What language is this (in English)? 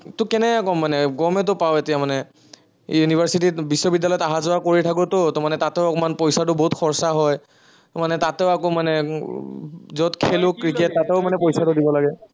Assamese